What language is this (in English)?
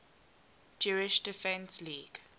English